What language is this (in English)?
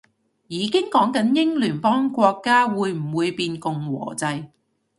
Cantonese